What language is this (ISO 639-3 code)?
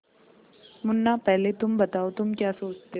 hin